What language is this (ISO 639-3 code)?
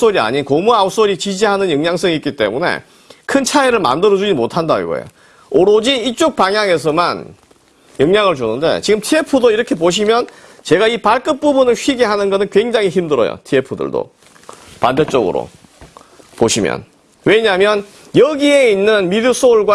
kor